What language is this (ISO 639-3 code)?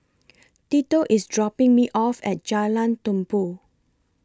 eng